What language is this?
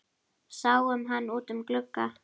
Icelandic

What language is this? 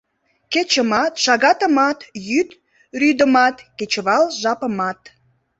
Mari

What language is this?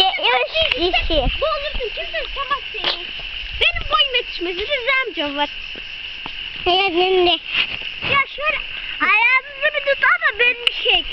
Turkish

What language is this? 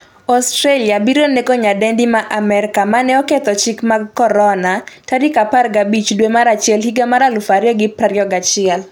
Luo (Kenya and Tanzania)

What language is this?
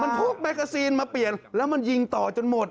Thai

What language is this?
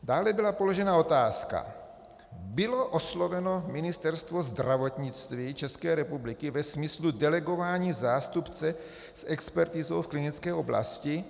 Czech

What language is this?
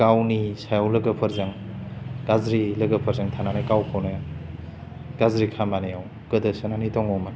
Bodo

